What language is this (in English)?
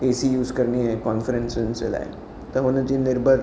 Sindhi